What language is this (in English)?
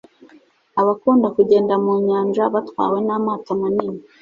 Kinyarwanda